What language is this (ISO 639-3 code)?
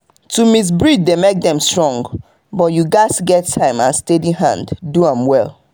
pcm